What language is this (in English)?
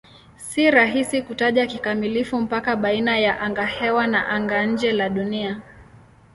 Swahili